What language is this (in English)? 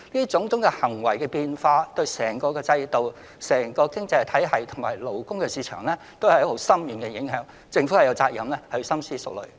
Cantonese